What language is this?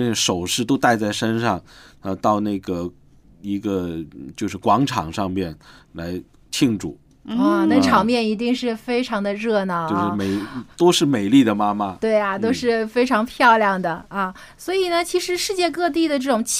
Chinese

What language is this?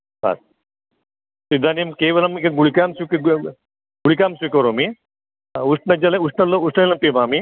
Sanskrit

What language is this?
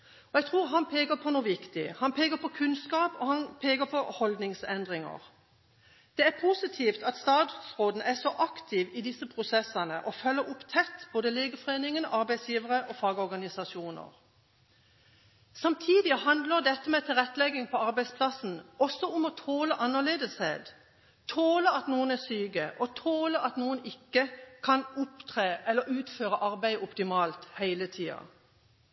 Norwegian Bokmål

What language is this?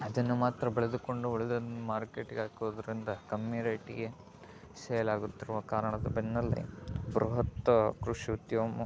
Kannada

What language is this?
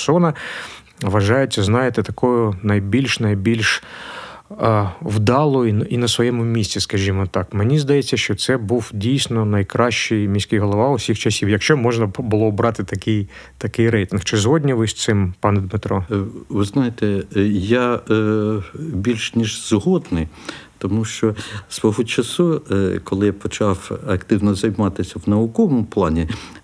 Ukrainian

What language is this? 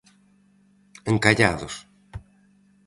Galician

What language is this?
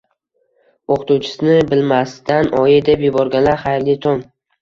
Uzbek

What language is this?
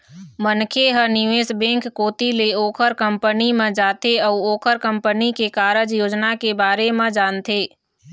Chhattisgarhi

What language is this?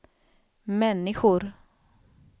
Swedish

